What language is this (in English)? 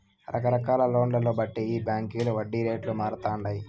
Telugu